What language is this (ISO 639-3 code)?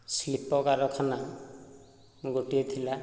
ori